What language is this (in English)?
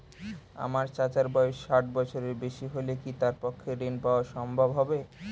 Bangla